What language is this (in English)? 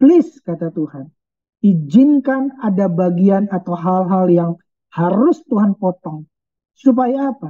Indonesian